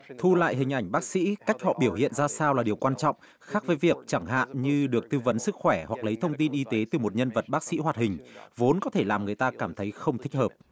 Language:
Vietnamese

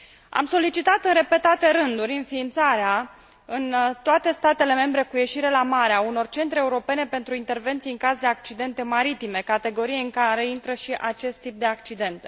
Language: Romanian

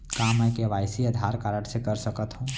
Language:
Chhattisgarhi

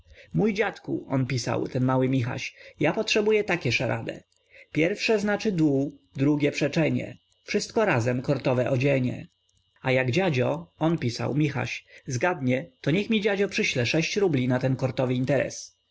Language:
Polish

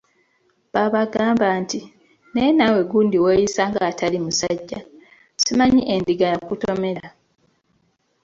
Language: Ganda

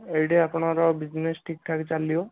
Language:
Odia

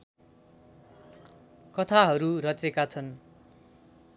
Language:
Nepali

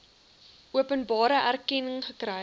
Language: Afrikaans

